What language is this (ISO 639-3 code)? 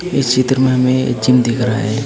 hin